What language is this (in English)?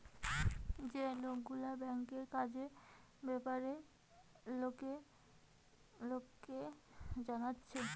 Bangla